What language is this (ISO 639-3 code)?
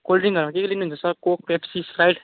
nep